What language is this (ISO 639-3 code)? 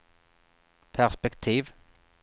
swe